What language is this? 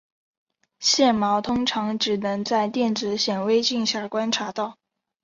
Chinese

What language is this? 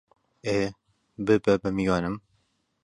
Central Kurdish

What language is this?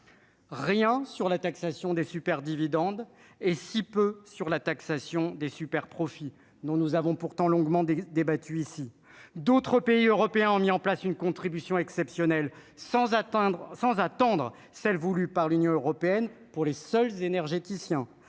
French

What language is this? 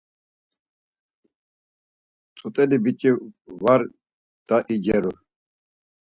Laz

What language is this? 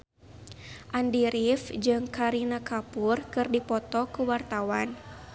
Sundanese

